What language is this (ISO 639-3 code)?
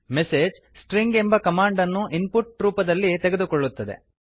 kan